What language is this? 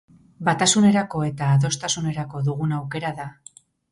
Basque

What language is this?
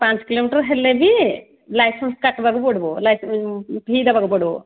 Odia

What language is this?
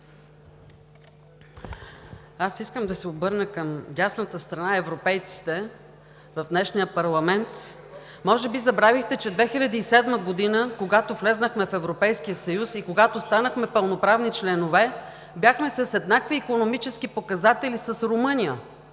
Bulgarian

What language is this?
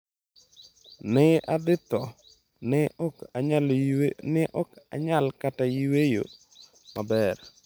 Luo (Kenya and Tanzania)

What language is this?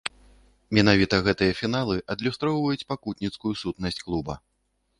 Belarusian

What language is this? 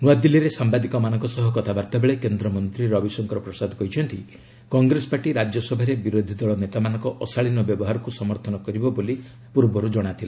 Odia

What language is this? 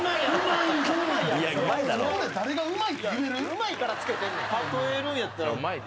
Japanese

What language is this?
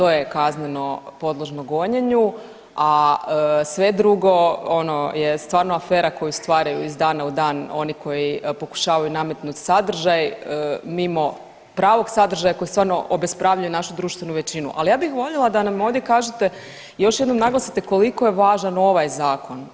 Croatian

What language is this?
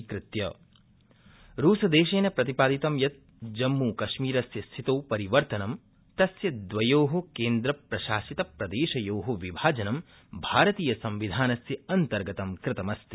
Sanskrit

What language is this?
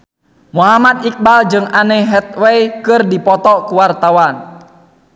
Sundanese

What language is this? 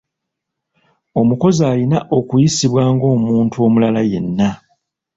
Ganda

